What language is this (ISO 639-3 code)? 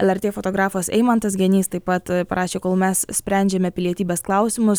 lit